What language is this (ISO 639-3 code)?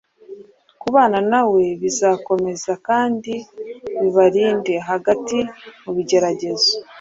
kin